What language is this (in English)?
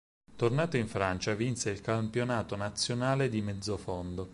Italian